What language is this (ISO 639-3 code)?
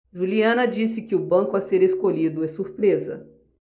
por